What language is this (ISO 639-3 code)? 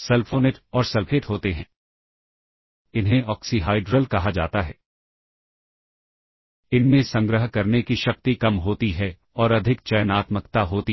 hin